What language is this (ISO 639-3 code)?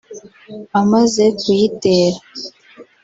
kin